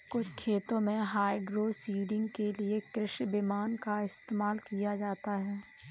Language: Hindi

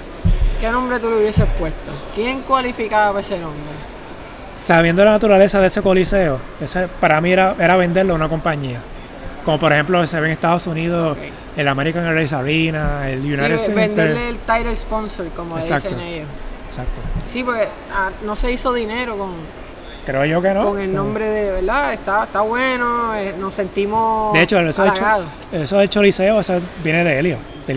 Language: Spanish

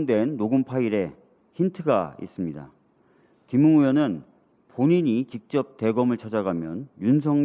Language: Korean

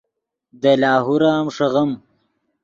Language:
Yidgha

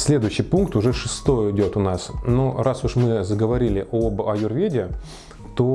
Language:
Russian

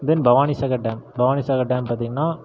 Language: Tamil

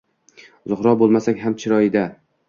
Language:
Uzbek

